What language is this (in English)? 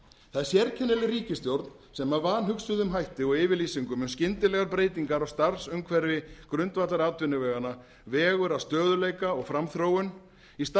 Icelandic